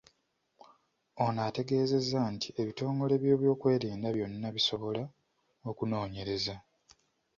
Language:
Ganda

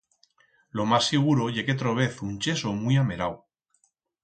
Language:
Aragonese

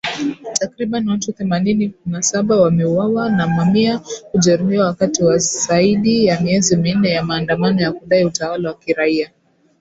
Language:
Swahili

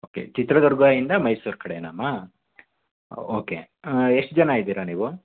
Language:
Kannada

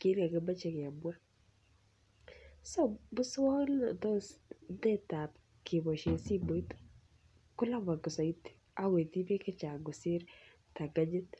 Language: Kalenjin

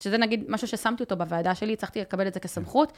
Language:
Hebrew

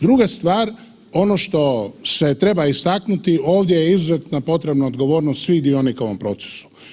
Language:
Croatian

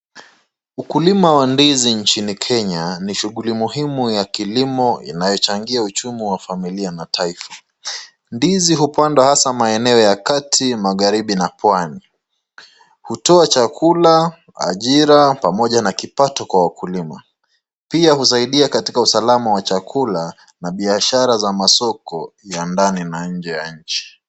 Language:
Swahili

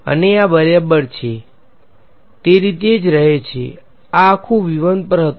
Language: Gujarati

